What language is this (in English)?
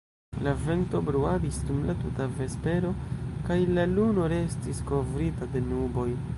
Esperanto